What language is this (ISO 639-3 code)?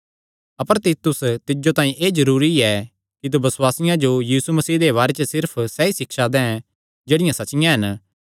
xnr